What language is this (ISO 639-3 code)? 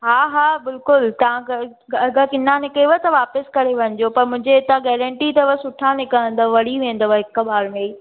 snd